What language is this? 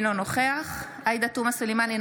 Hebrew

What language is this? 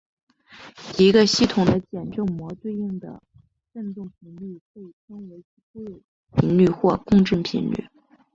Chinese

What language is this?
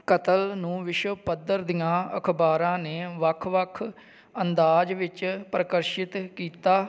Punjabi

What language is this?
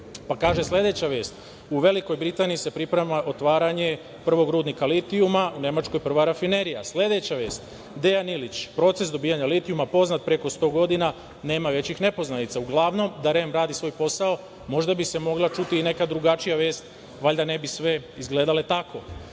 Serbian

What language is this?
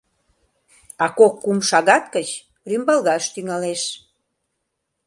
Mari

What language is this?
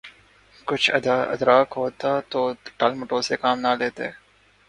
Urdu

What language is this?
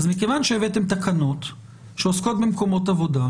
Hebrew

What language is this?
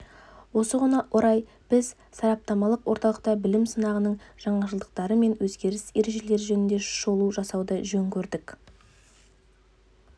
Kazakh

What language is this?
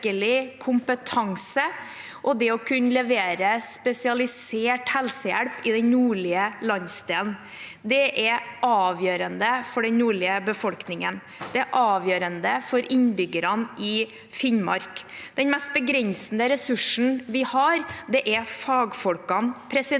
Norwegian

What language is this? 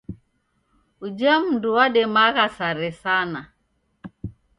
Taita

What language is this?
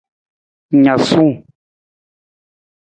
Nawdm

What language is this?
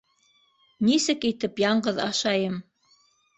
Bashkir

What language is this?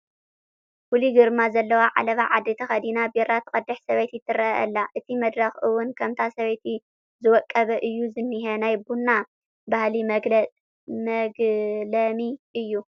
Tigrinya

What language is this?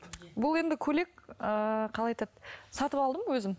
Kazakh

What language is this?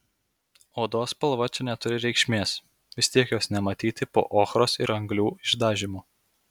Lithuanian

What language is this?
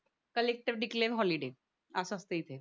Marathi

